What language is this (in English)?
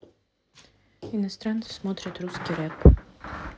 Russian